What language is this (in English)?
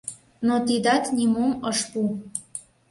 Mari